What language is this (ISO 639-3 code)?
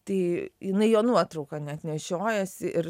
lit